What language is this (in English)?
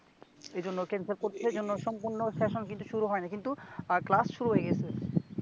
Bangla